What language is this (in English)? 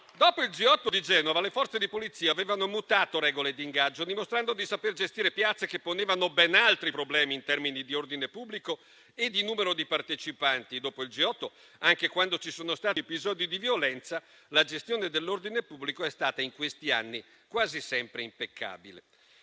Italian